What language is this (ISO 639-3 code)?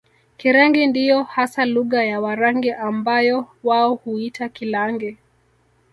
swa